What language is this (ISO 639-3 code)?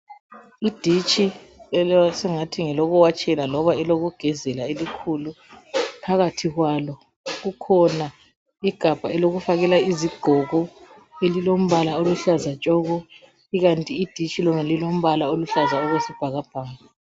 nde